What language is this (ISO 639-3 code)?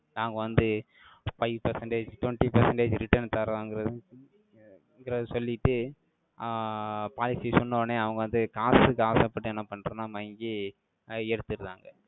tam